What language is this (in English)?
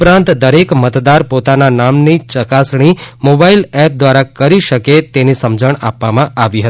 Gujarati